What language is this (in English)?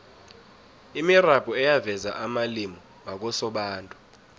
South Ndebele